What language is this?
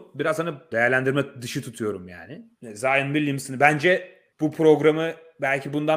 Turkish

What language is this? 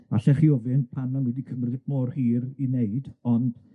Welsh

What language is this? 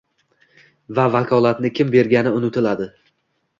Uzbek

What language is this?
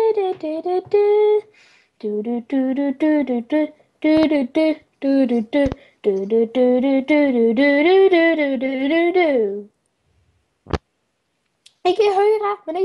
Norwegian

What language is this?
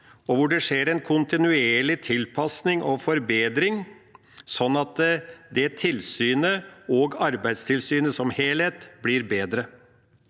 Norwegian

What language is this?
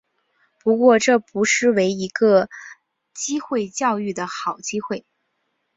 Chinese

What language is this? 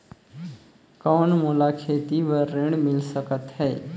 Chhattisgarhi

